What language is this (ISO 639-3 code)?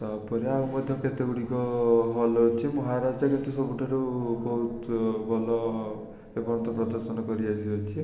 ori